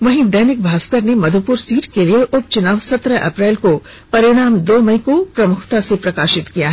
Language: Hindi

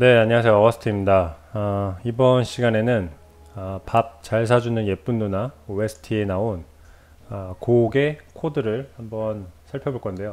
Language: Korean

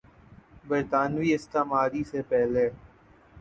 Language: Urdu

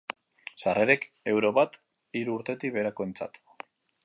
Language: Basque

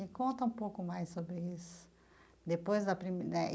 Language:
Portuguese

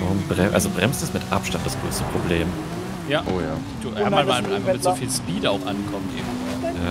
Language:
German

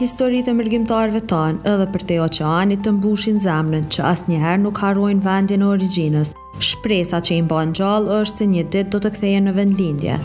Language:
Romanian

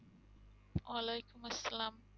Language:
Bangla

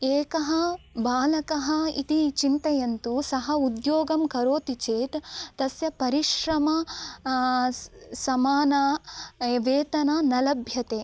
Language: Sanskrit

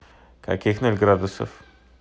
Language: Russian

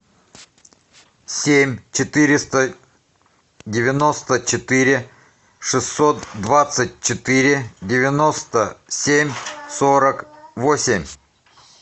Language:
Russian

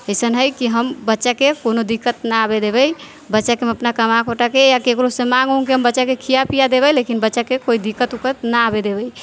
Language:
Maithili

